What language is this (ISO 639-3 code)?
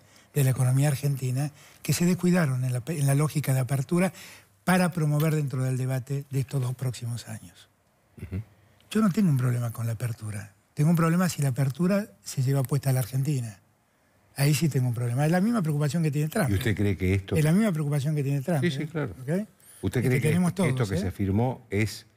spa